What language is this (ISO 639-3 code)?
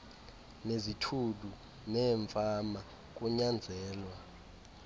xho